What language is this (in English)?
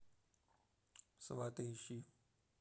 Russian